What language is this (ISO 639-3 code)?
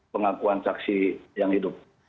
ind